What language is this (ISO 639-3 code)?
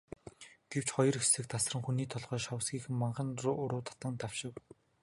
mon